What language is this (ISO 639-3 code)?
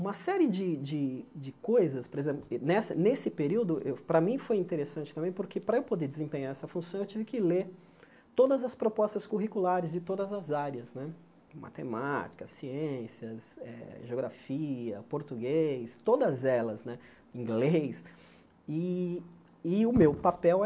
por